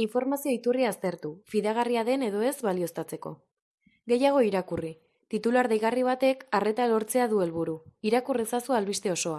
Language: Basque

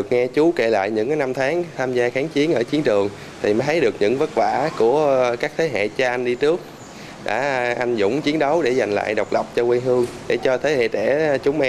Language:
Vietnamese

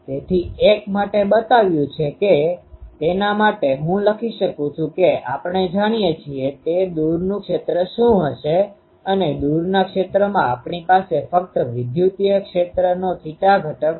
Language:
Gujarati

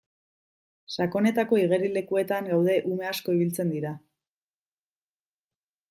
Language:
Basque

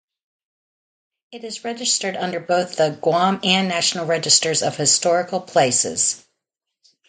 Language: English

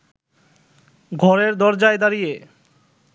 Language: Bangla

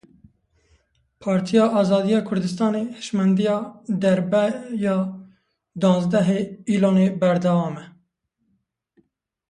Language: Kurdish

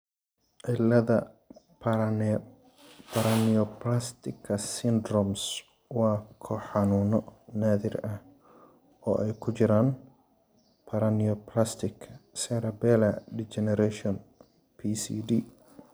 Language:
Somali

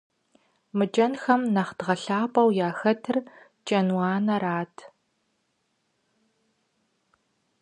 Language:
Kabardian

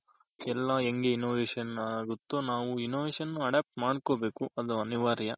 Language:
Kannada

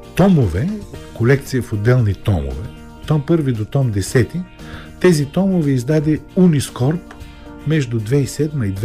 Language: Bulgarian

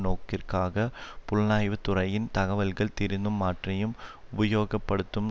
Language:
Tamil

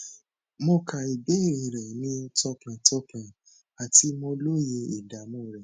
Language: Yoruba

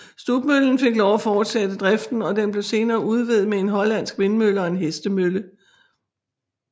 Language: Danish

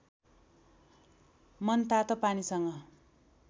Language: Nepali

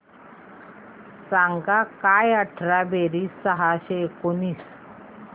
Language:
Marathi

